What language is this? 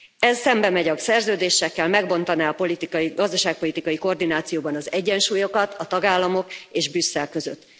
Hungarian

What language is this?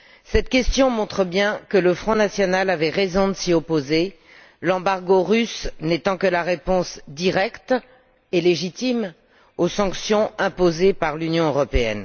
French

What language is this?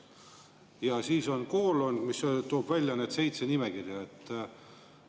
Estonian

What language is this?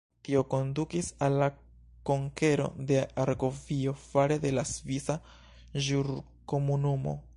Esperanto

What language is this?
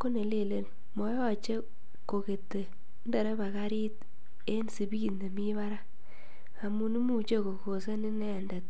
Kalenjin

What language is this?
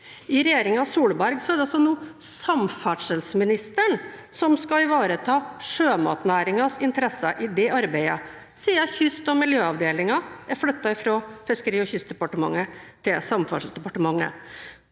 Norwegian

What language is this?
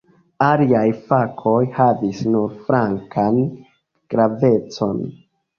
Esperanto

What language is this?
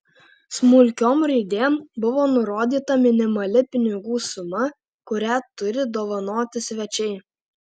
Lithuanian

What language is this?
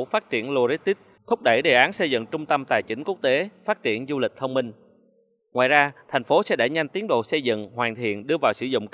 Vietnamese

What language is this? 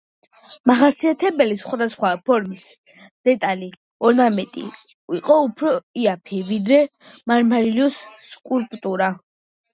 Georgian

